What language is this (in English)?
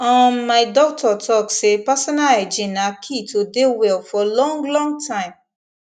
Nigerian Pidgin